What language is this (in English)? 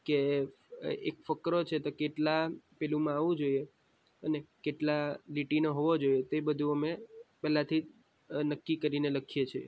Gujarati